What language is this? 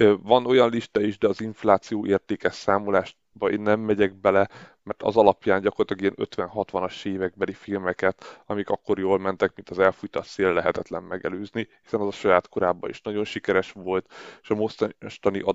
Hungarian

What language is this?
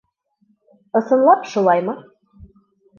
Bashkir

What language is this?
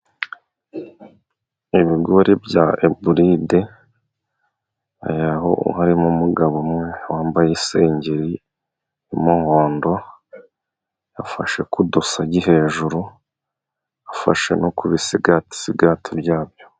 Kinyarwanda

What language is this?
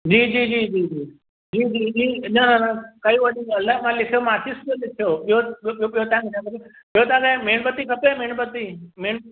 Sindhi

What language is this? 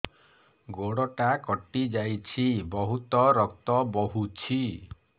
Odia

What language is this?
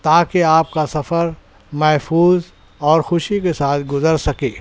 Urdu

